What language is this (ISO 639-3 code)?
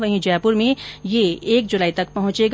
hin